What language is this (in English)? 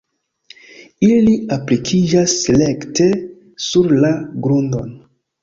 Esperanto